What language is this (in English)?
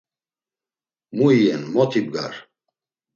Laz